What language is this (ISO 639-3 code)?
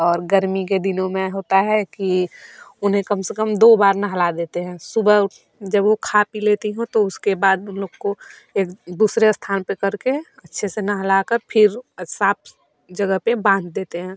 hin